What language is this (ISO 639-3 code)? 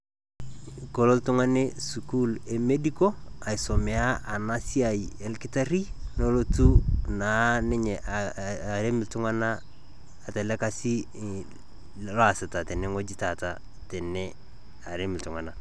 mas